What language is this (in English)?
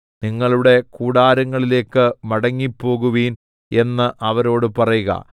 Malayalam